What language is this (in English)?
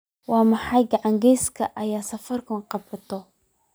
Somali